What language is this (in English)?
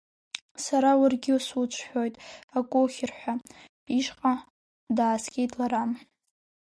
Abkhazian